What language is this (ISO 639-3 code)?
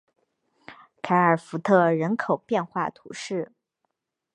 zho